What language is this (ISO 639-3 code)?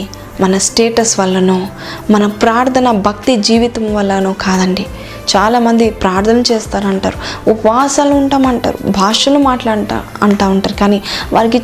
tel